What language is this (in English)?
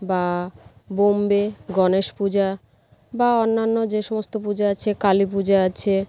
Bangla